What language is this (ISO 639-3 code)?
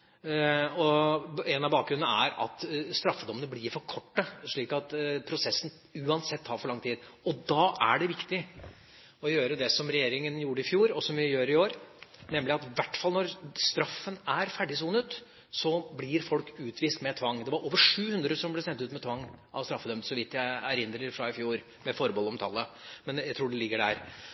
nob